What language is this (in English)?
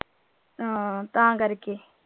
Punjabi